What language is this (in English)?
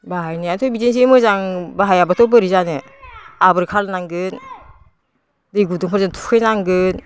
Bodo